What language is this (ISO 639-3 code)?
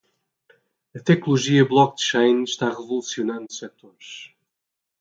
por